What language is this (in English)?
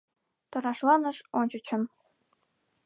Mari